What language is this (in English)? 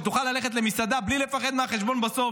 Hebrew